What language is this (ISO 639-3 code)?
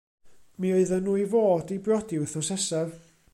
cym